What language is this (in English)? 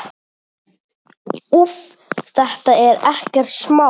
Icelandic